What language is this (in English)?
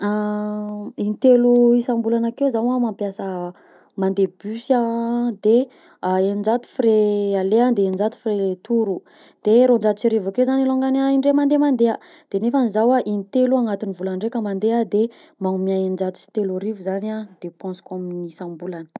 Southern Betsimisaraka Malagasy